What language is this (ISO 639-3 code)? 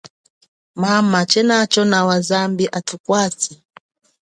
cjk